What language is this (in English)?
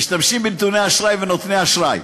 Hebrew